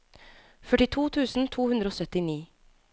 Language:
Norwegian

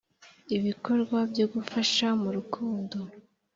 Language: Kinyarwanda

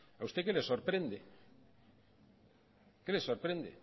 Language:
Spanish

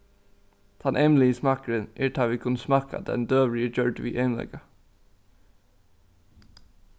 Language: Faroese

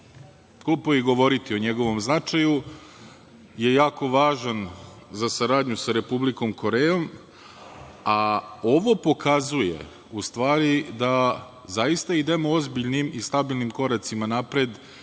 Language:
Serbian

